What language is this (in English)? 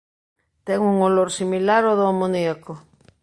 Galician